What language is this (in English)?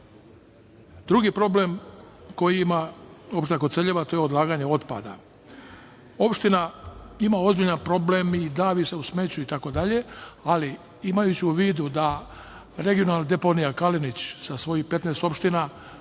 Serbian